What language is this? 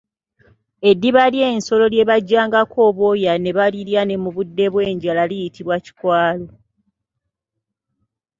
Ganda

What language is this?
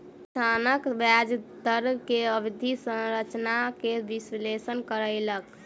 Maithili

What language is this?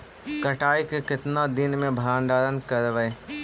Magahi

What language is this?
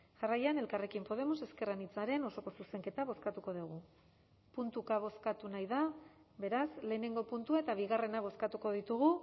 Basque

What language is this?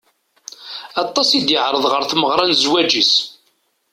Kabyle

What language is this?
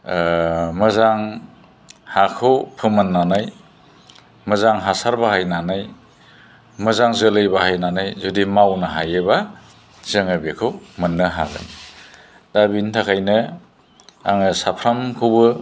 Bodo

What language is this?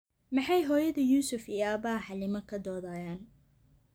Somali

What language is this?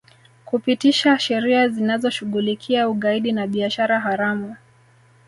Swahili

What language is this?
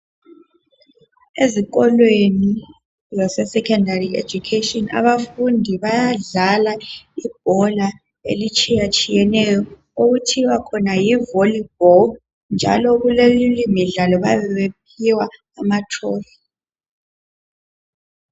North Ndebele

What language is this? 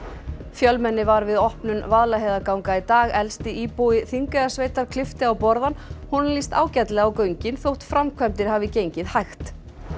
Icelandic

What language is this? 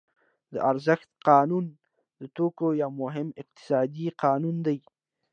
Pashto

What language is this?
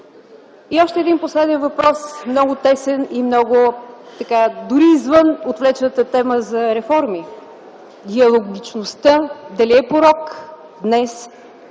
Bulgarian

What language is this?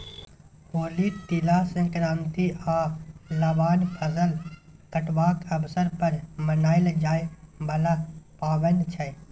Maithili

